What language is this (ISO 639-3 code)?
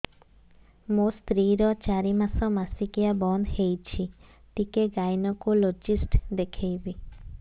ori